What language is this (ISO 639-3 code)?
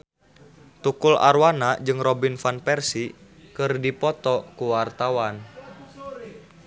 sun